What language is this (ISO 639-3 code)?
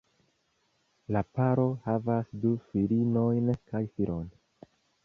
epo